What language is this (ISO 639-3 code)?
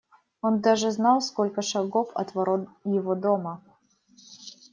rus